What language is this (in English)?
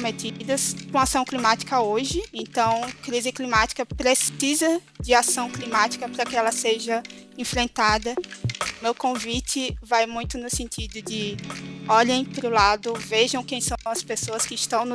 Portuguese